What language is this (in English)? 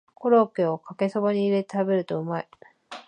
Japanese